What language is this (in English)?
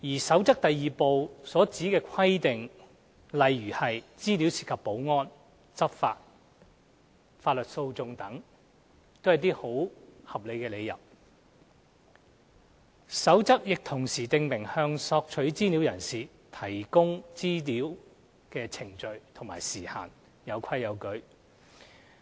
Cantonese